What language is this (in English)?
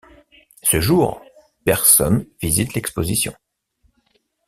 French